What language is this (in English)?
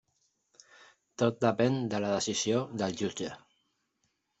Catalan